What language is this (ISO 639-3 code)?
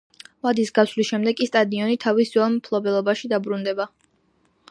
kat